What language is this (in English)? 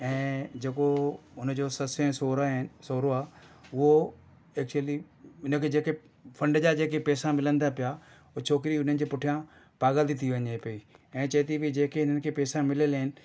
Sindhi